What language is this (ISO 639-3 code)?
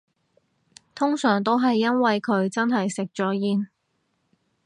yue